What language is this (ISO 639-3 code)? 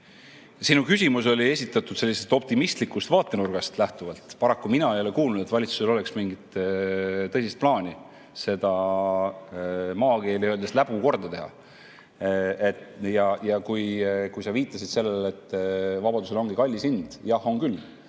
est